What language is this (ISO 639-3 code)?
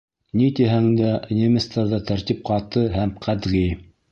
bak